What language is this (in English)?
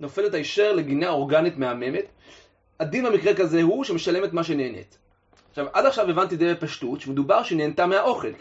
Hebrew